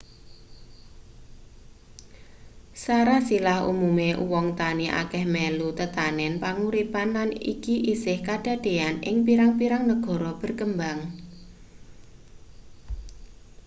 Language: Javanese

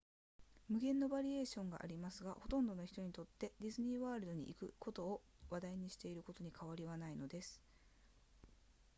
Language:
Japanese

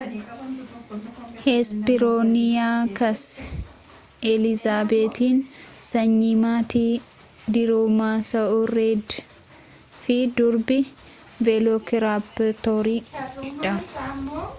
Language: Oromo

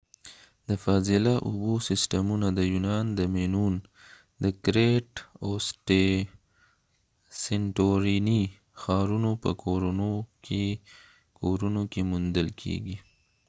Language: Pashto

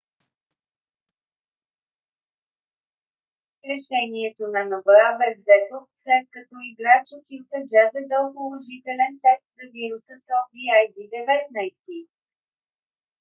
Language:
Bulgarian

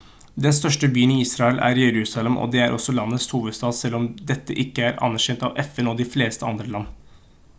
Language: Norwegian Bokmål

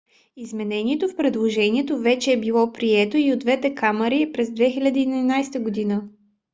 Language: Bulgarian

